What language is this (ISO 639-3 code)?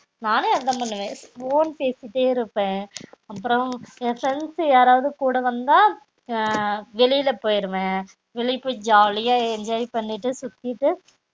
tam